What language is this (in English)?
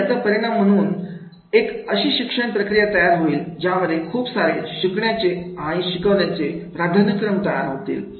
Marathi